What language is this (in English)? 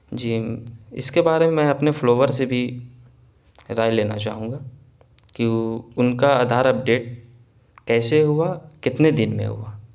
Urdu